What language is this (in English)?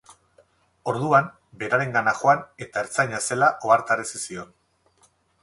Basque